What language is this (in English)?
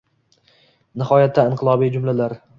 Uzbek